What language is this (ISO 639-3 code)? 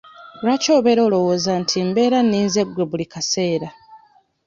lug